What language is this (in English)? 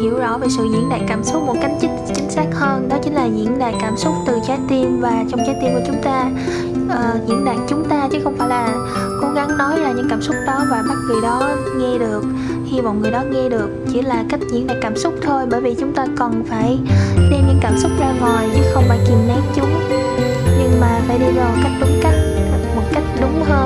Vietnamese